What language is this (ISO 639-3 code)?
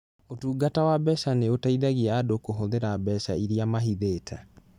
kik